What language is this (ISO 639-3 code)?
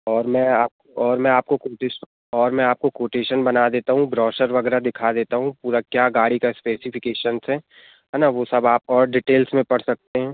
hin